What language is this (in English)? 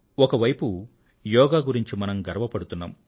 Telugu